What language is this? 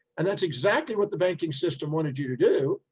English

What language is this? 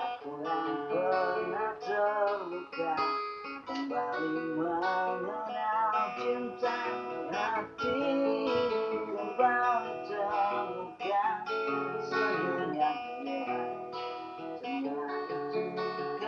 Indonesian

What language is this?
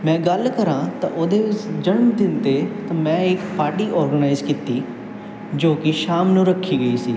Punjabi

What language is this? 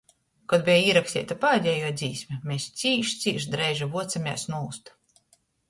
Latgalian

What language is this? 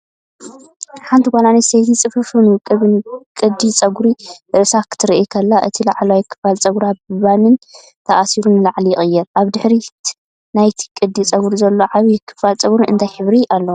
Tigrinya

